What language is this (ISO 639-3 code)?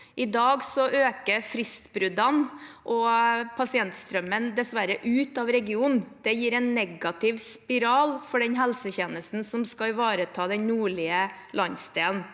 nor